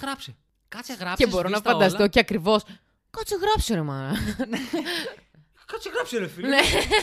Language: Greek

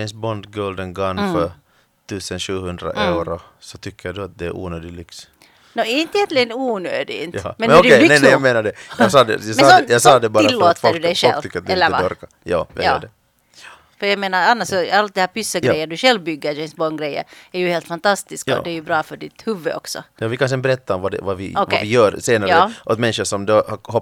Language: Swedish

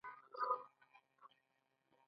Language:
Pashto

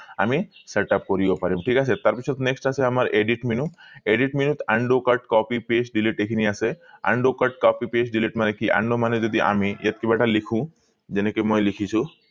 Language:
Assamese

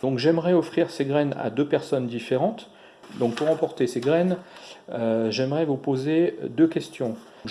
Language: French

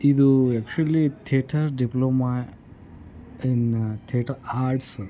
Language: Kannada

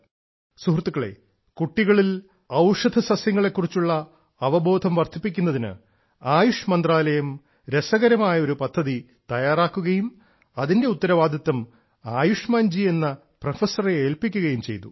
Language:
Malayalam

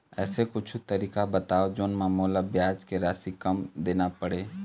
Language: Chhattisgarhi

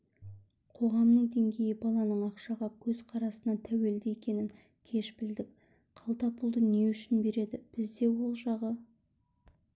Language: Kazakh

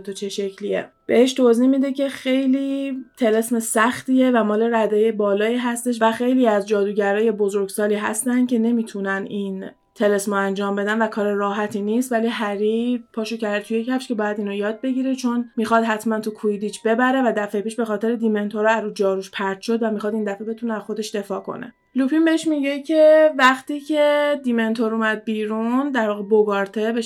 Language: Persian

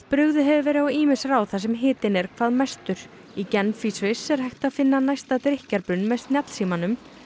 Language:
Icelandic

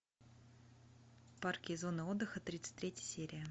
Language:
Russian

